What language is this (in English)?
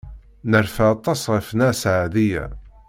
Kabyle